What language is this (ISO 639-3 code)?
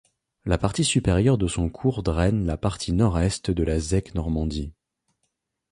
fra